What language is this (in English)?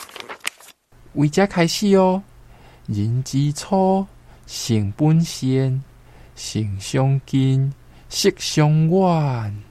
Chinese